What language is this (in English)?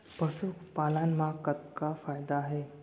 Chhattisgarhi